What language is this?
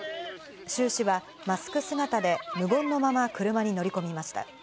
Japanese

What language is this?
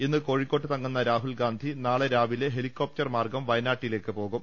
Malayalam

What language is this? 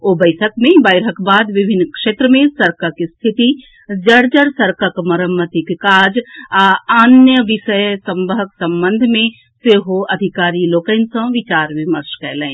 Maithili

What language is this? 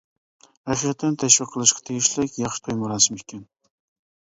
Uyghur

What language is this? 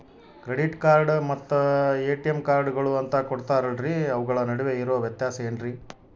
Kannada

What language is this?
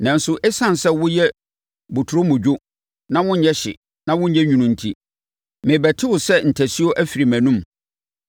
Akan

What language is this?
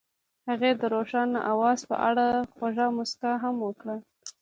Pashto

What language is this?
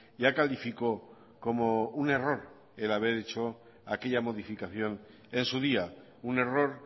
Spanish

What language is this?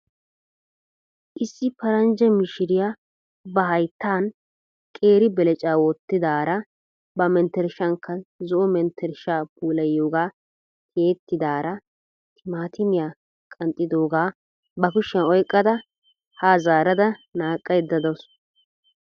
Wolaytta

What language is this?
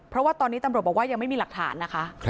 Thai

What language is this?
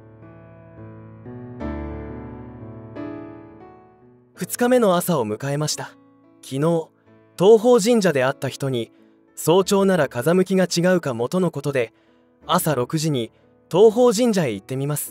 Japanese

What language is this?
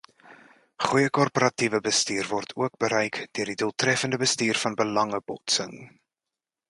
Afrikaans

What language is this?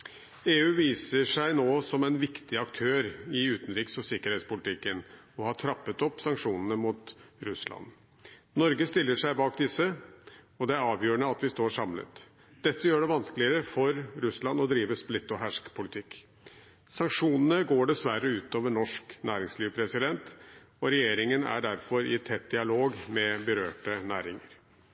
Norwegian Bokmål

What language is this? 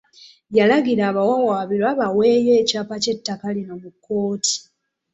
Ganda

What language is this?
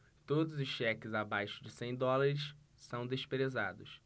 Portuguese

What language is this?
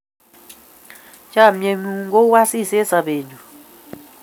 Kalenjin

